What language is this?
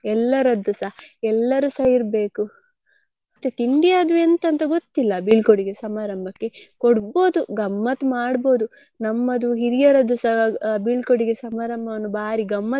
Kannada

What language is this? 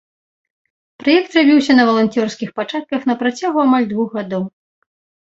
Belarusian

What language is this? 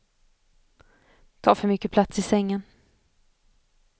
Swedish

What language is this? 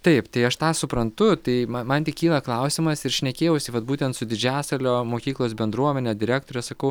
Lithuanian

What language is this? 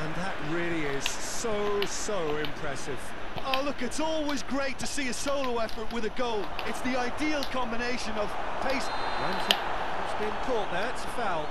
English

